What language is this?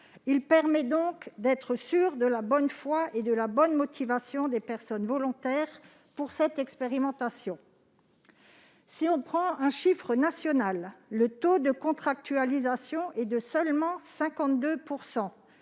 French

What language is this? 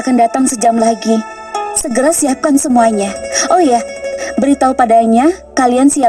Indonesian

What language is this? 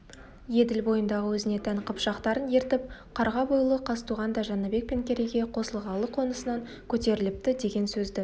Kazakh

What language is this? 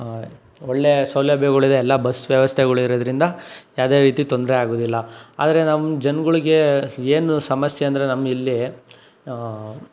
Kannada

